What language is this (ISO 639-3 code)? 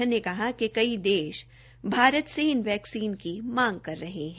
hin